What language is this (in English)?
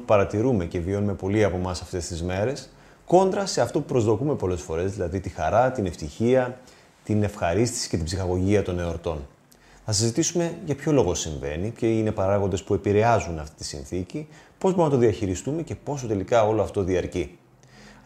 Greek